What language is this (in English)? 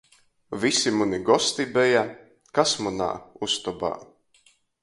Latgalian